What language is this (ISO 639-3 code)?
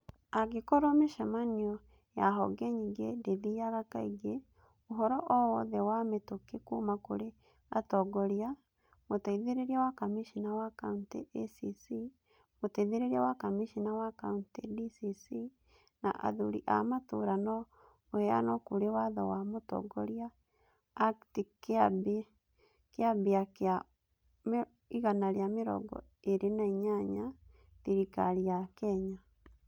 kik